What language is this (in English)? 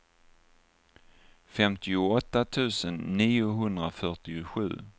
Swedish